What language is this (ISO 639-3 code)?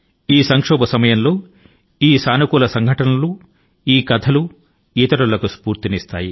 tel